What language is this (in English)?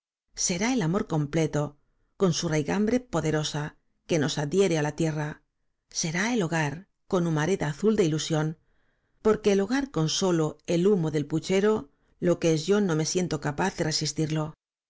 Spanish